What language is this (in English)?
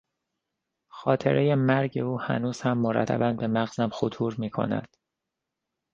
Persian